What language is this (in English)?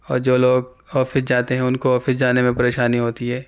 Urdu